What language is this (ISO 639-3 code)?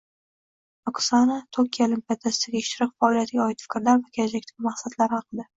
uzb